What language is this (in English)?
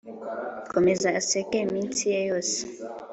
Kinyarwanda